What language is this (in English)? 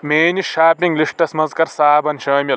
Kashmiri